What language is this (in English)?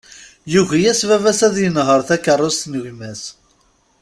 Kabyle